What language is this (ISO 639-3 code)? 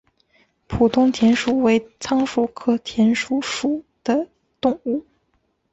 zho